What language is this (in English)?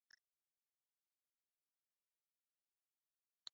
Japanese